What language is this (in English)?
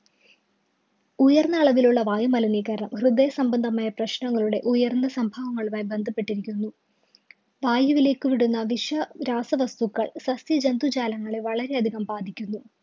Malayalam